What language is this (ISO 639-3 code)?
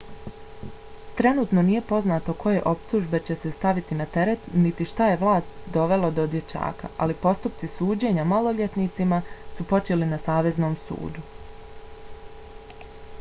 bos